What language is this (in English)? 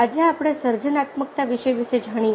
Gujarati